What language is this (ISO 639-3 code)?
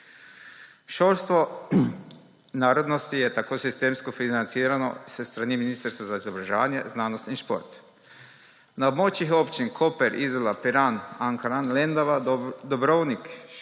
slv